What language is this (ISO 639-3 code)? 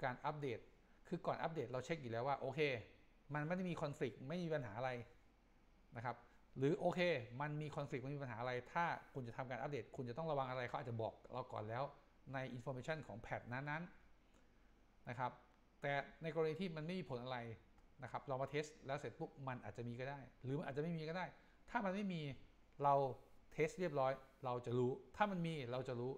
tha